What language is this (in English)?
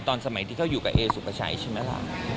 Thai